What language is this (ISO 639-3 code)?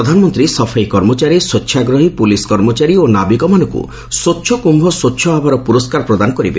ori